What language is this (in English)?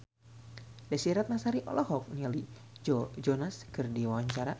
Sundanese